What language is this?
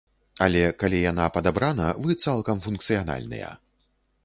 Belarusian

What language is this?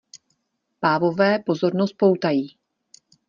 Czech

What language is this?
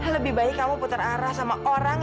Indonesian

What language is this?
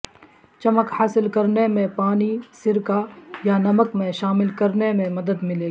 Urdu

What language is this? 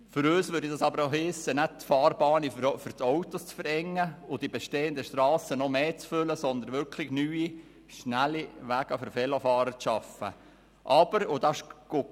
Swiss German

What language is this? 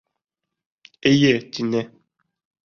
Bashkir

